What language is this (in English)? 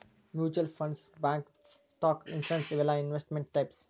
Kannada